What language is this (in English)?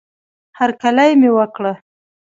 Pashto